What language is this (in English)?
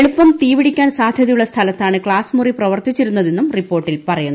Malayalam